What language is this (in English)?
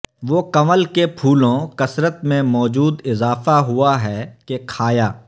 Urdu